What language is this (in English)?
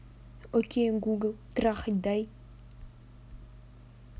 Russian